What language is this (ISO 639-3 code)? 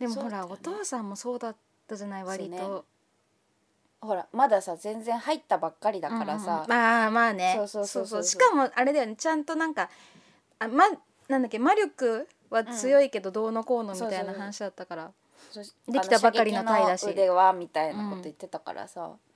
jpn